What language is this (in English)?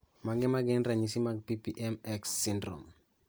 Luo (Kenya and Tanzania)